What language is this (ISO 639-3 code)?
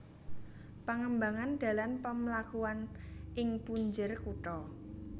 jav